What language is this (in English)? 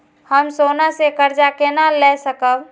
Maithili